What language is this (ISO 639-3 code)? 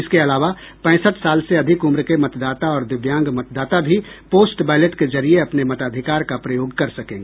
hin